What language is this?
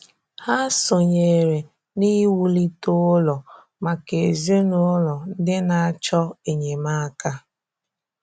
Igbo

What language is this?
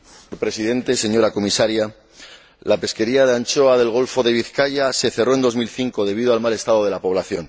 Spanish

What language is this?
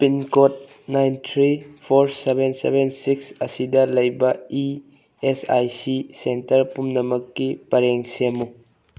Manipuri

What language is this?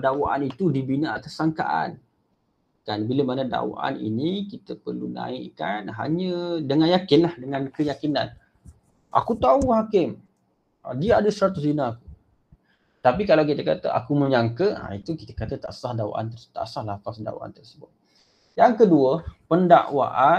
Malay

